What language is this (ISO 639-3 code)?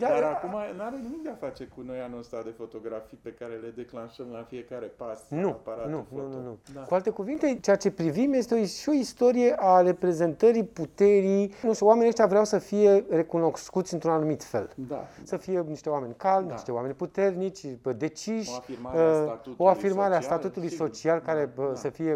ron